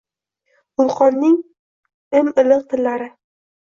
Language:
Uzbek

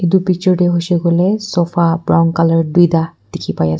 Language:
Naga Pidgin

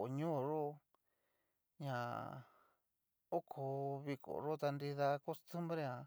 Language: Cacaloxtepec Mixtec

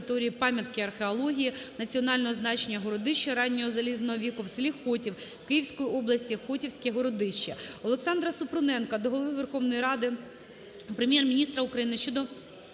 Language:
Ukrainian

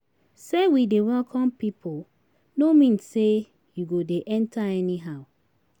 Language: Nigerian Pidgin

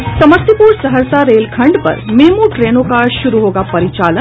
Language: Hindi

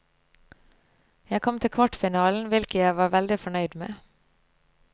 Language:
Norwegian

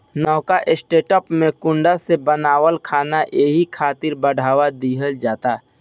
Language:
Bhojpuri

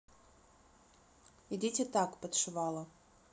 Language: Russian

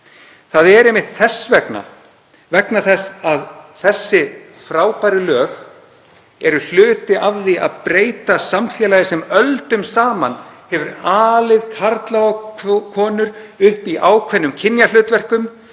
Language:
Icelandic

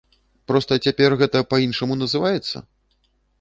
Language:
Belarusian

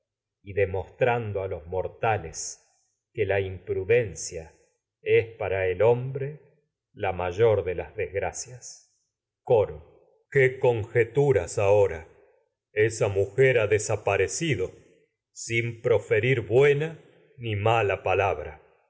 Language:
Spanish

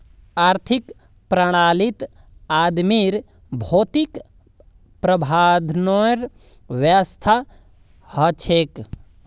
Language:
Magahi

